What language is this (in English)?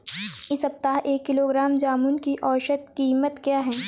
Hindi